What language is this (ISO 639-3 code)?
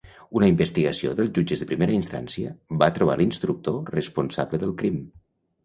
cat